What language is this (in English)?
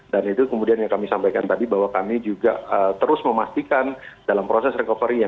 Indonesian